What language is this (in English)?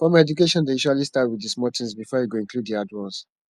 Nigerian Pidgin